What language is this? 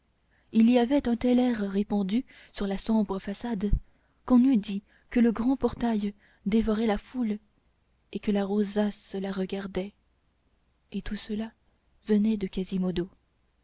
French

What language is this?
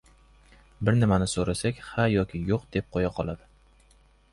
Uzbek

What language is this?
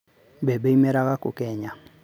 Kikuyu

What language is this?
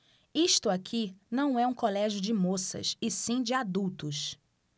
Portuguese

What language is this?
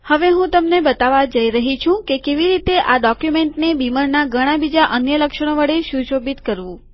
Gujarati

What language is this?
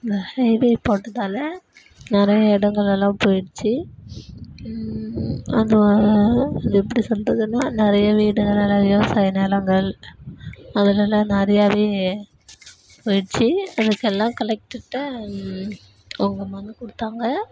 Tamil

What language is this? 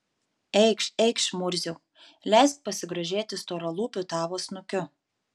Lithuanian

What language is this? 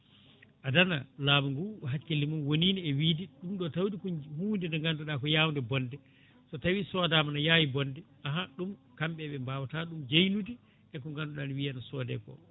Fula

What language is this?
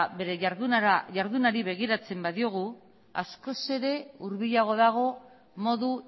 Basque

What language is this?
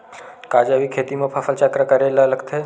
Chhattisgarhi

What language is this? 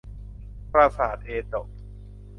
Thai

